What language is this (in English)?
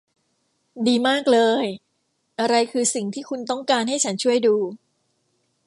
Thai